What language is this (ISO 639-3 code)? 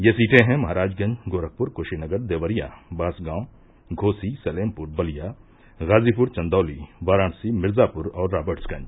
hin